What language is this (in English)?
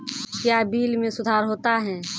Maithili